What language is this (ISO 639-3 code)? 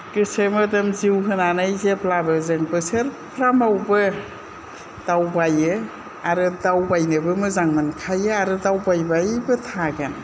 brx